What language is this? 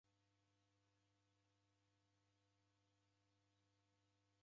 Taita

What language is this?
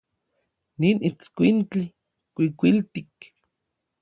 Orizaba Nahuatl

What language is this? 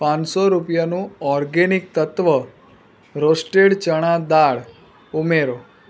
Gujarati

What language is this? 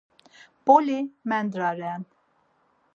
Laz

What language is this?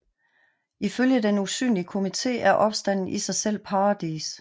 Danish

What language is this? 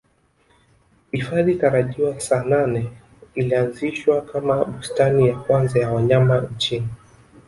Swahili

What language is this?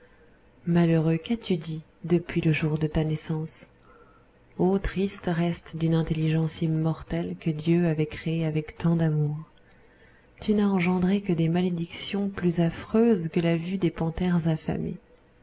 French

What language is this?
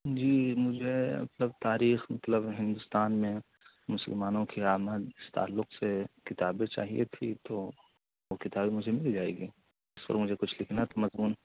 Urdu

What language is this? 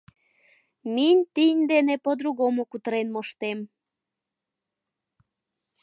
Mari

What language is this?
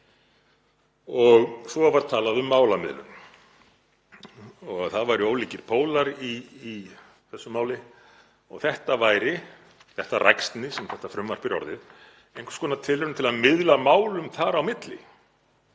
Icelandic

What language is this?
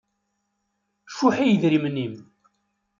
Kabyle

